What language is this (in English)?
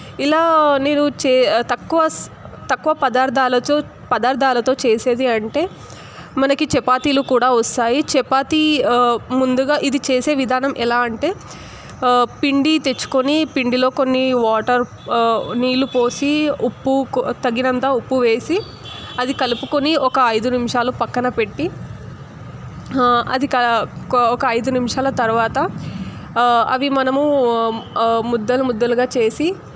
Telugu